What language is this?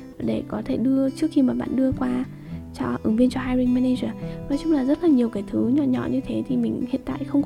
Vietnamese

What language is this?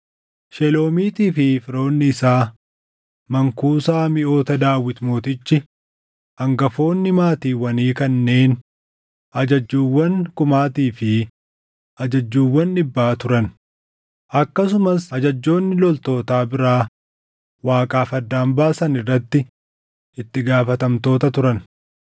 Oromo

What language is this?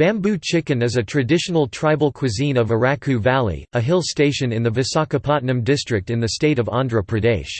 English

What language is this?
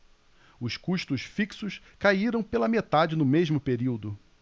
Portuguese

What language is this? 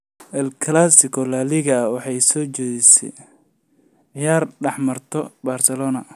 Somali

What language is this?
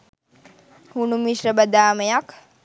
Sinhala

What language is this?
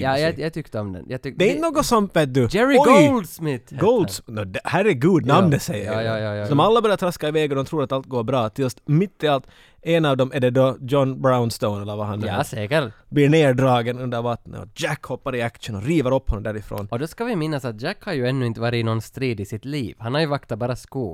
Swedish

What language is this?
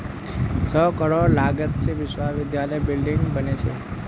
Magahi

